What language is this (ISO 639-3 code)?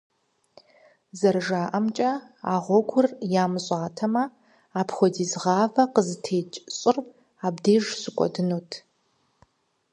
kbd